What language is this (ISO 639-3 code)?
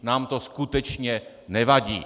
ces